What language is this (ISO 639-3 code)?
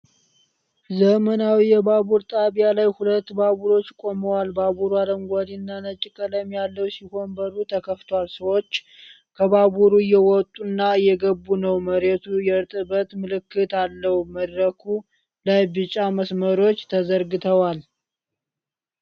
amh